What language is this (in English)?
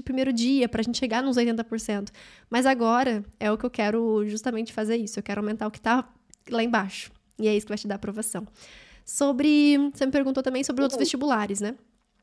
Portuguese